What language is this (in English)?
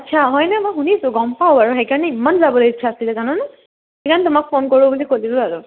Assamese